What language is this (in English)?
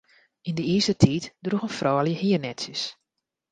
Western Frisian